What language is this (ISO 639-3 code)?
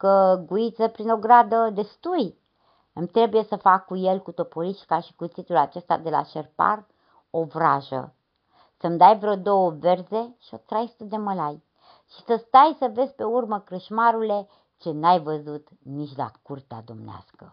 ron